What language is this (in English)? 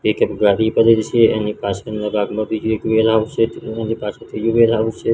Gujarati